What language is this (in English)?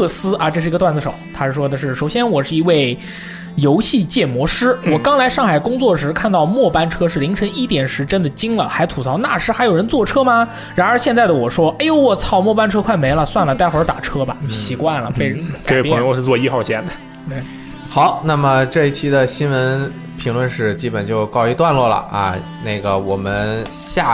Chinese